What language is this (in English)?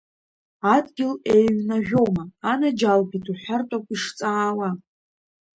Abkhazian